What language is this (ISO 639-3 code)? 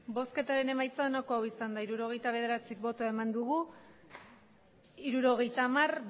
eus